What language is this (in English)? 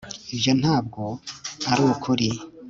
Kinyarwanda